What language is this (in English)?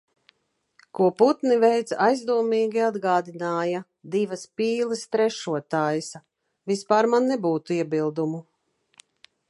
Latvian